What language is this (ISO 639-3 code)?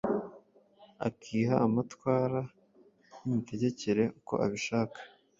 kin